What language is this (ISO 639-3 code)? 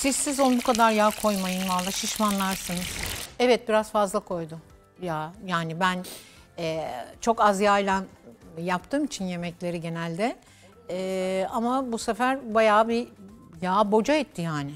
tur